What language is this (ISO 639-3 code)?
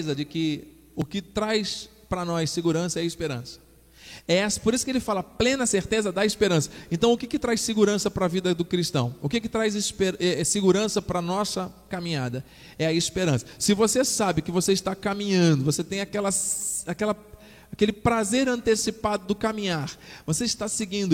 por